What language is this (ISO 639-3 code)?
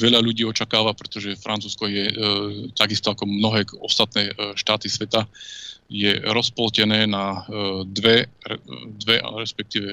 slk